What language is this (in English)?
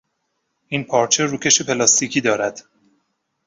Persian